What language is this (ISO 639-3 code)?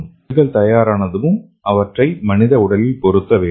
tam